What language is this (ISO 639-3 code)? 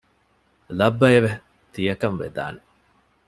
div